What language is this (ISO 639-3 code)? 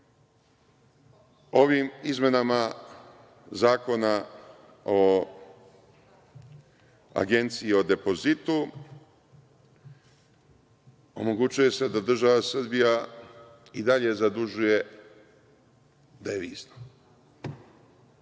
srp